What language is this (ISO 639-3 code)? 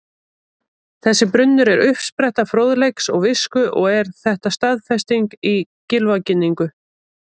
isl